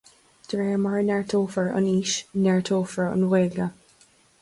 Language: Irish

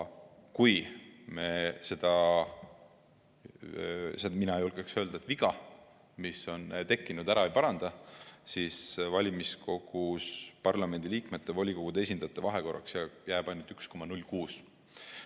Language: Estonian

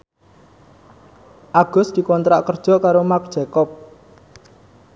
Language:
Javanese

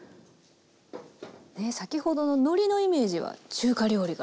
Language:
Japanese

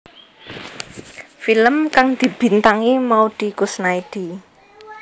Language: Javanese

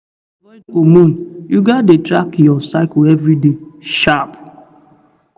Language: Nigerian Pidgin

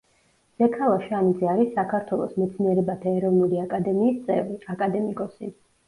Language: Georgian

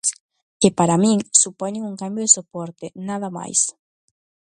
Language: Galician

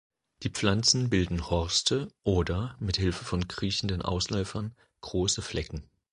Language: German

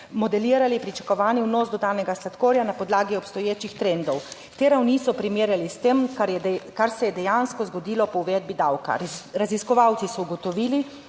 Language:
Slovenian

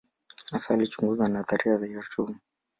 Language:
Swahili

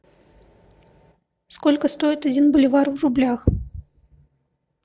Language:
Russian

